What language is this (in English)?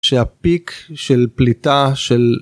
Hebrew